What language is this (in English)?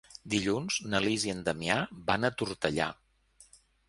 Catalan